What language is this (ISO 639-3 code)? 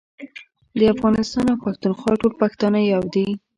pus